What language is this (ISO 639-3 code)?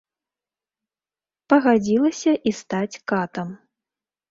bel